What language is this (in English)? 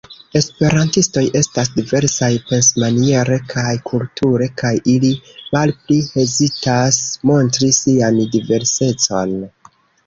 Esperanto